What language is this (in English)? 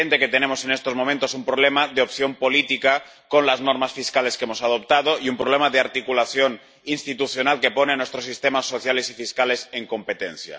Spanish